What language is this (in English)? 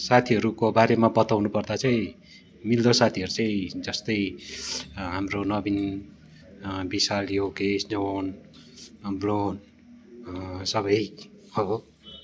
Nepali